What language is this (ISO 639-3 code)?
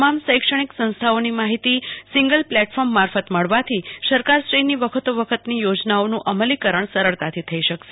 guj